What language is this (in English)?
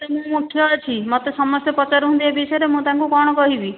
Odia